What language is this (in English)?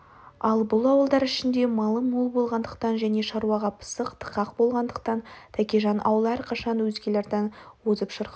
Kazakh